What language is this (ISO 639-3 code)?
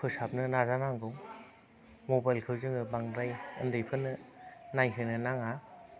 brx